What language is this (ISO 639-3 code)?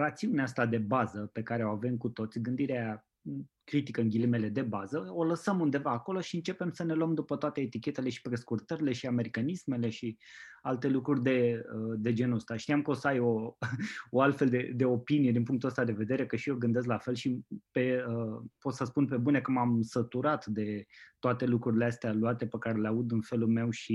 ron